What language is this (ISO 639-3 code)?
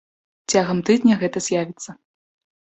bel